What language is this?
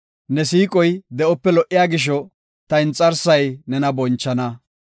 Gofa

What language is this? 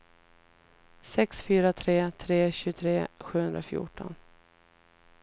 Swedish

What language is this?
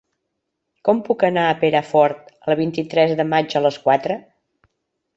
Catalan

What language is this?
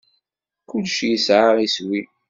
Kabyle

